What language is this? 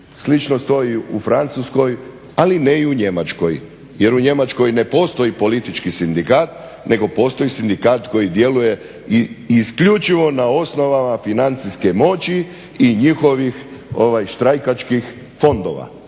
Croatian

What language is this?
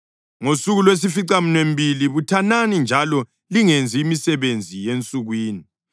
North Ndebele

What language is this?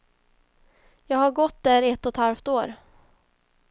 Swedish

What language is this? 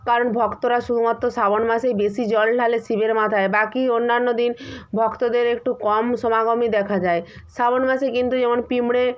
Bangla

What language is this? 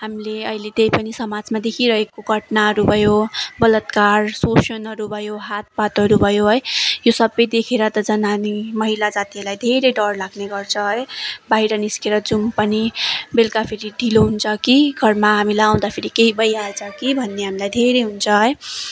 Nepali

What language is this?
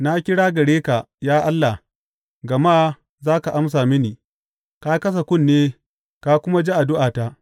Hausa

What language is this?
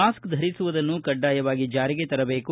Kannada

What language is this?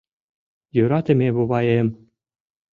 Mari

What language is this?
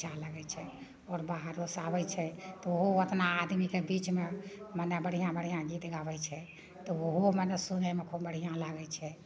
Maithili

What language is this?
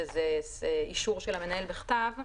Hebrew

